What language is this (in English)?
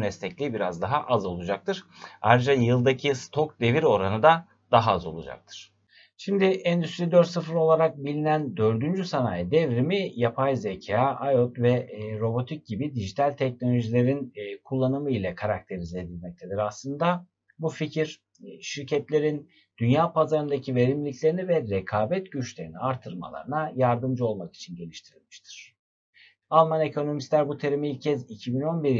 Turkish